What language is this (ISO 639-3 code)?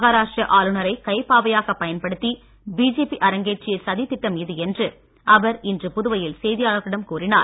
tam